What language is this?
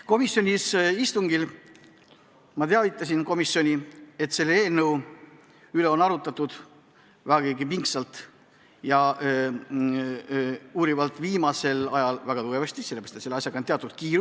Estonian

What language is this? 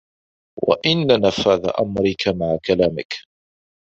Arabic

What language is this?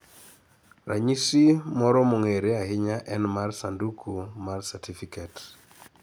Luo (Kenya and Tanzania)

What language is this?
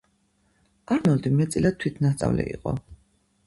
Georgian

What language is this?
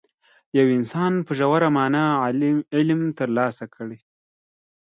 Pashto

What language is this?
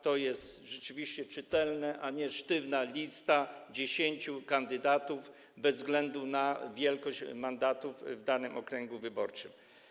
Polish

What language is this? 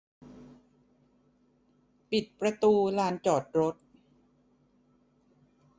Thai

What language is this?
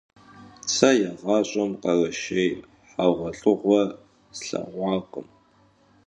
Kabardian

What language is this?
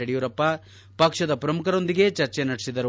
Kannada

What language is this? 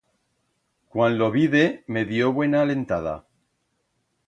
Aragonese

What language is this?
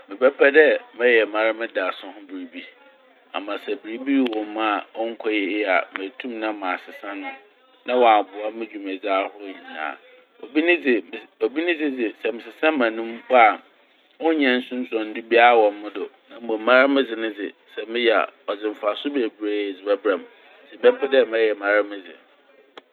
Akan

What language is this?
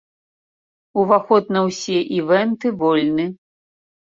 Belarusian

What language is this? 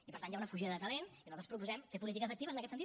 Catalan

